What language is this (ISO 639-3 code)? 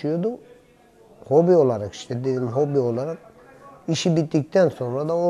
tur